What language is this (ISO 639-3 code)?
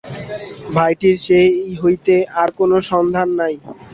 ben